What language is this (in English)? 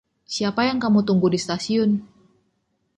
Indonesian